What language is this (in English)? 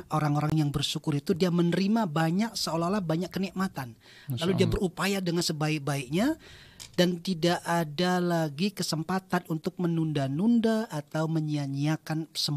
Indonesian